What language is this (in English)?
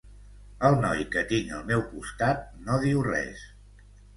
Catalan